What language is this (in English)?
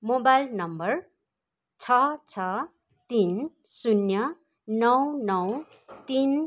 Nepali